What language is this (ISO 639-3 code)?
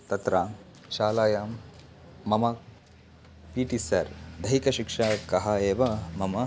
san